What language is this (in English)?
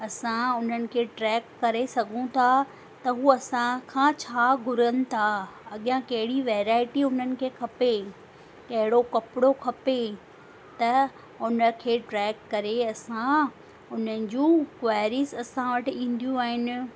Sindhi